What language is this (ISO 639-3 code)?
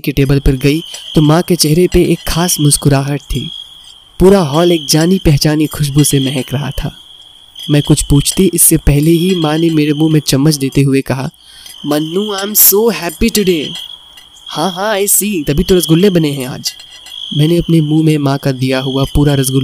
hin